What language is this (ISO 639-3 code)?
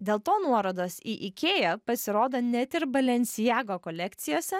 lit